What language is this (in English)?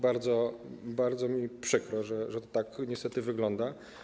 Polish